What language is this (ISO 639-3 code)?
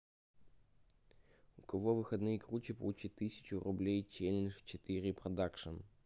rus